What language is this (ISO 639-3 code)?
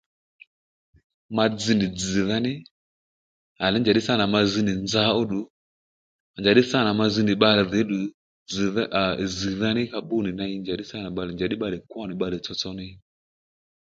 led